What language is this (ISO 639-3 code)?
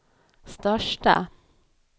swe